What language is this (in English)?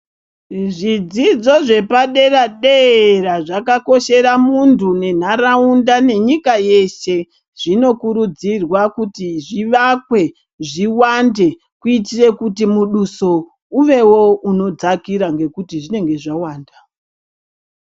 Ndau